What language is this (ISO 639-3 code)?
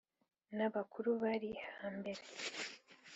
kin